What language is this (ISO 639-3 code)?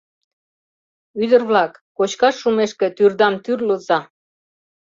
chm